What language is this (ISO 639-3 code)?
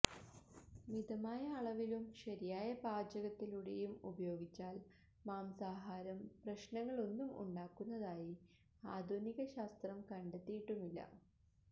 mal